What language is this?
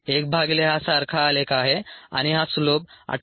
Marathi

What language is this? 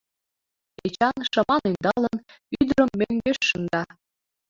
Mari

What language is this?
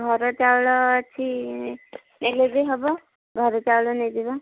Odia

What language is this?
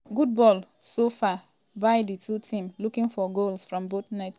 Nigerian Pidgin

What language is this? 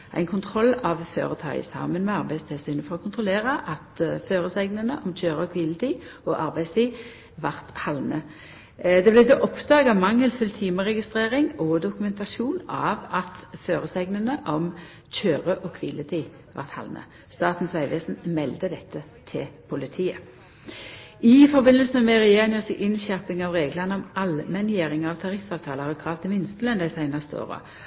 Norwegian Nynorsk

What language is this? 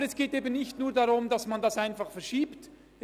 Swiss German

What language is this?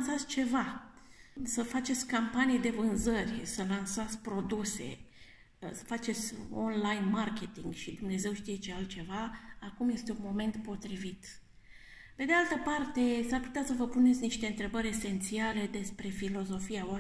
Romanian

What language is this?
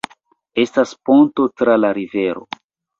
Esperanto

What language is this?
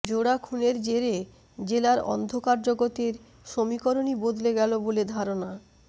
Bangla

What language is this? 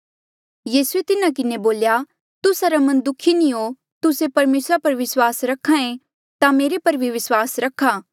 Mandeali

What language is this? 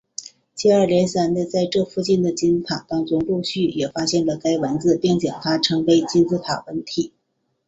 Chinese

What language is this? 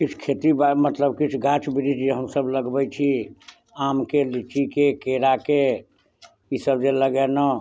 Maithili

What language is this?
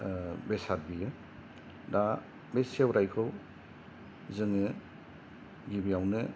Bodo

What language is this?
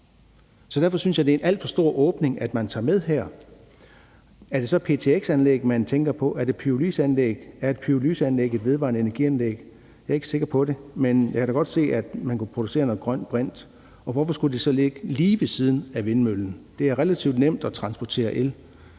Danish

